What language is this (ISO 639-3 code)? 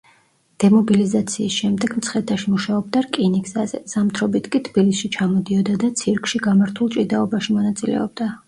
kat